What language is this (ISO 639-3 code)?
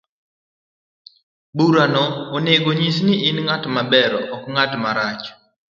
luo